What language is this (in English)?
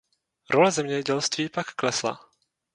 Czech